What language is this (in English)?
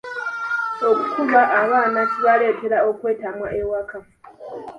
Ganda